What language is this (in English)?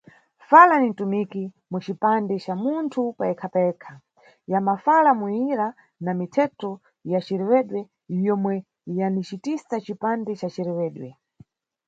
Nyungwe